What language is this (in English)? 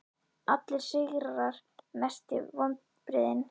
Icelandic